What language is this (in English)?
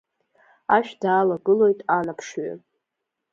Abkhazian